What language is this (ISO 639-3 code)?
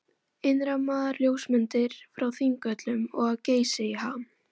isl